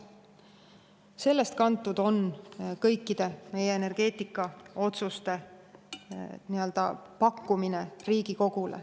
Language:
Estonian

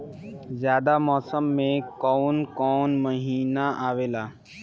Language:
Bhojpuri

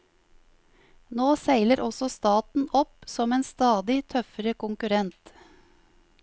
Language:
Norwegian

